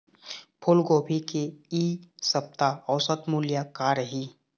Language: Chhattisgarhi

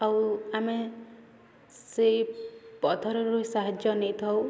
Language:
Odia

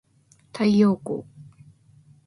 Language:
Japanese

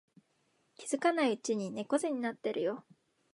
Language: Japanese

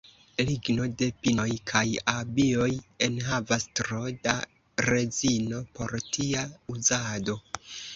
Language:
Esperanto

